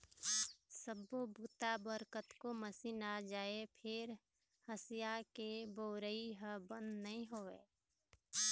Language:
Chhattisgarhi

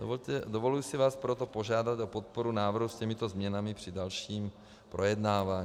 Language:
Czech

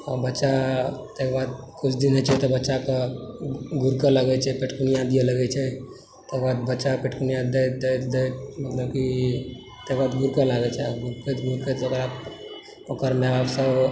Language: Maithili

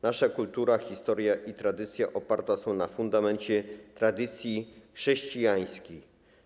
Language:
Polish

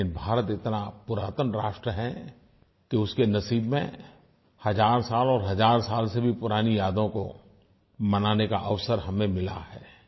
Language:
Hindi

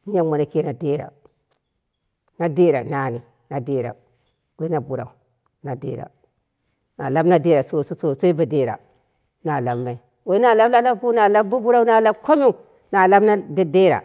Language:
Dera (Nigeria)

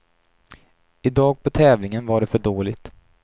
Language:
Swedish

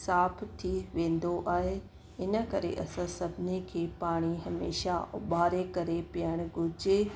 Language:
Sindhi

